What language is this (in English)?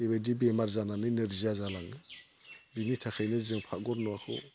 Bodo